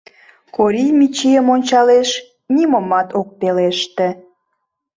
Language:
Mari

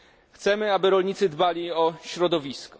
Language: Polish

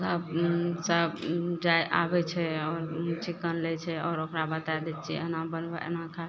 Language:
Maithili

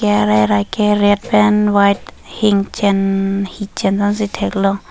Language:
Karbi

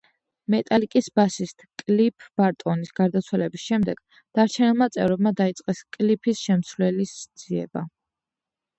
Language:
Georgian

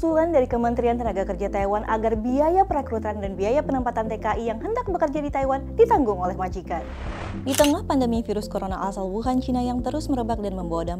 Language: Indonesian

